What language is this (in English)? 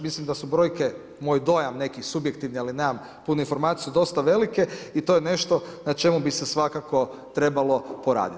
Croatian